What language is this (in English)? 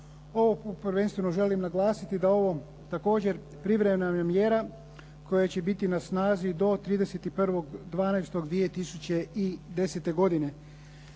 Croatian